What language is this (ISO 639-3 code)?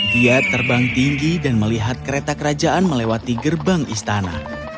ind